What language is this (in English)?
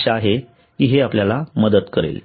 Marathi